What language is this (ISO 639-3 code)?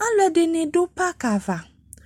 kpo